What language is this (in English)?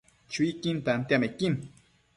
Matsés